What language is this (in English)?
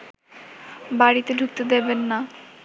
Bangla